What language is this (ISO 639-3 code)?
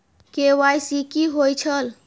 mai